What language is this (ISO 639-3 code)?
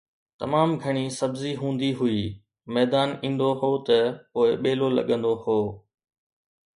snd